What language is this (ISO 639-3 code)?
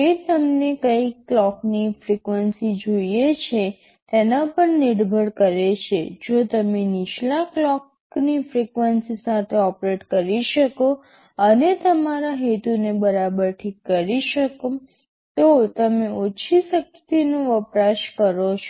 guj